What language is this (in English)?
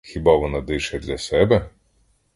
Ukrainian